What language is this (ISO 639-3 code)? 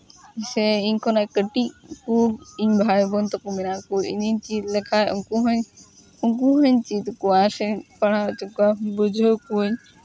sat